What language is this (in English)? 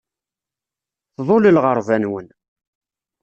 Kabyle